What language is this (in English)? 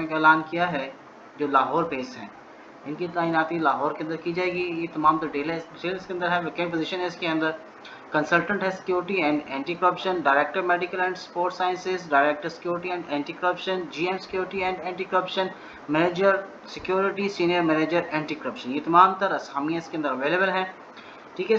Hindi